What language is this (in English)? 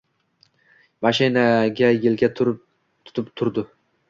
Uzbek